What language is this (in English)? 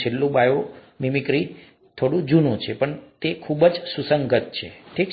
Gujarati